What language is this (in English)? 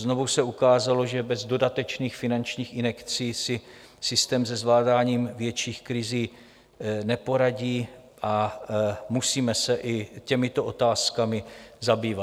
Czech